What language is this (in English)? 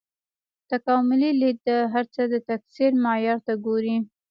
Pashto